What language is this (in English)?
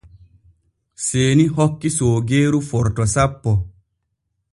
Borgu Fulfulde